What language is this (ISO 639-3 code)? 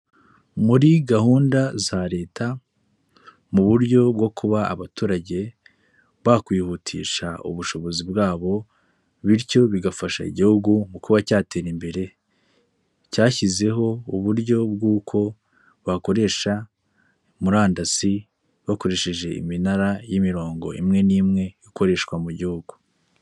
kin